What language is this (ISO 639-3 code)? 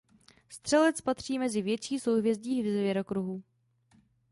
ces